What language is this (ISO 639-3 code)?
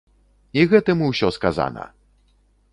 bel